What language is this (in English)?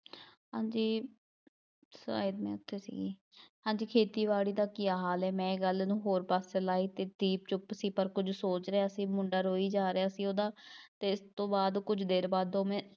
Punjabi